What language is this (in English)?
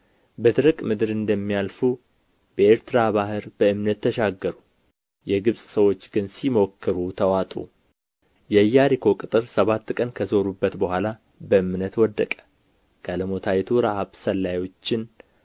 Amharic